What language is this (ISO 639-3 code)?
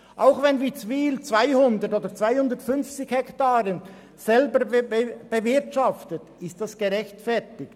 gsw